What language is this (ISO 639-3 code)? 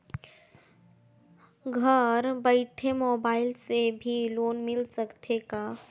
hne